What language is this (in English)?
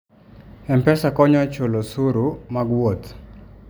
Luo (Kenya and Tanzania)